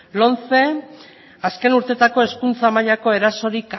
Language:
Basque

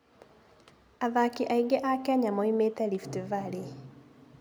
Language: Kikuyu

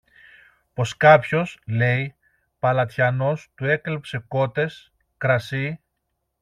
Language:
Greek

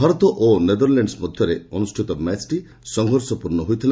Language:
Odia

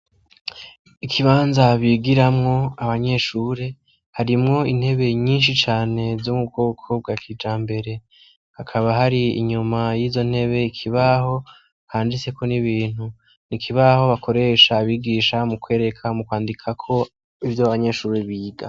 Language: Rundi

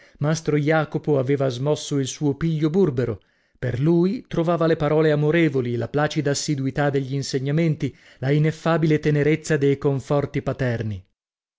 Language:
Italian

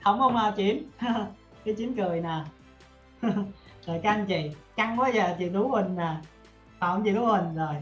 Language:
Vietnamese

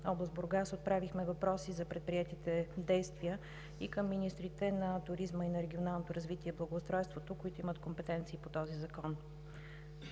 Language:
Bulgarian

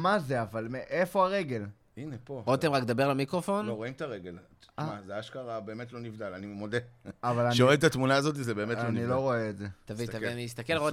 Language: Hebrew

